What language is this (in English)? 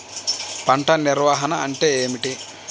Telugu